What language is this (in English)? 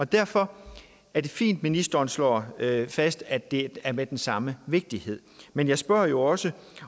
Danish